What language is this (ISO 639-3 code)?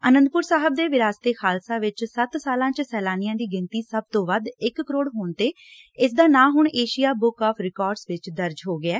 pan